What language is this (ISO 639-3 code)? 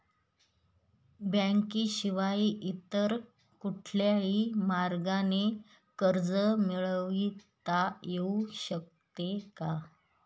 mar